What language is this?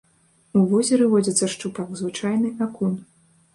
Belarusian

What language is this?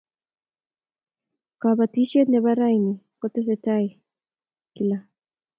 Kalenjin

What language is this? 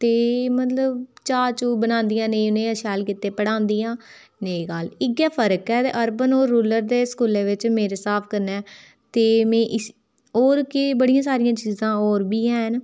Dogri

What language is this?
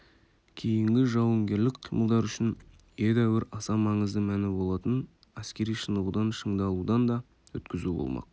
Kazakh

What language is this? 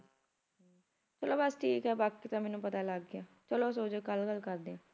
Punjabi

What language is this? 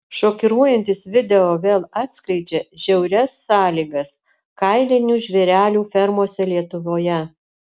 Lithuanian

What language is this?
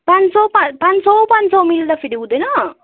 Nepali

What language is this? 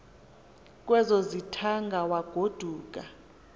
Xhosa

